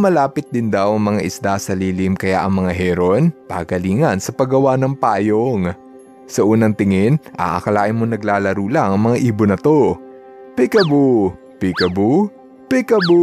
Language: Filipino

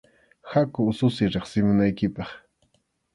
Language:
Arequipa-La Unión Quechua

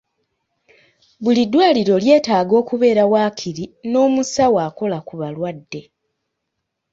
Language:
Ganda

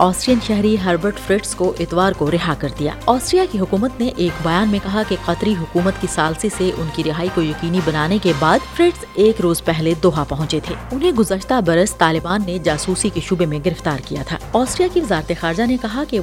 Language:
Urdu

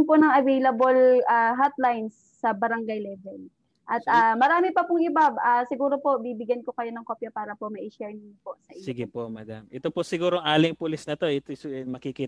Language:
Filipino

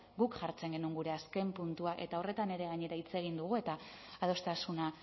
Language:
Basque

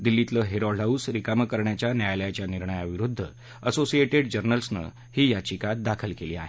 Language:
Marathi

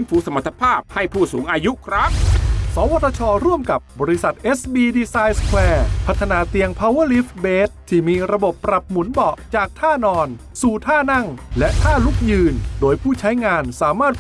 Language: Thai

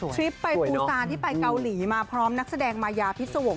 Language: Thai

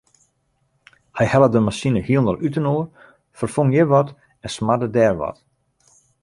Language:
Western Frisian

